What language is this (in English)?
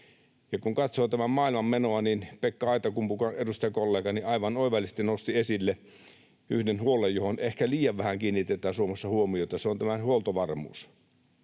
Finnish